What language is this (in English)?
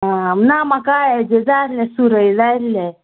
Konkani